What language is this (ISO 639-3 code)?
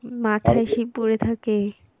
ben